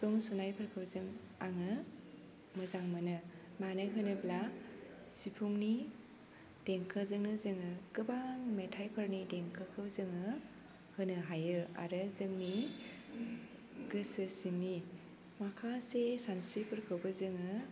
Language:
Bodo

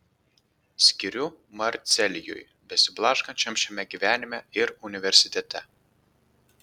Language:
Lithuanian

